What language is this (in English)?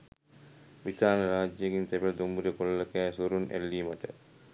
Sinhala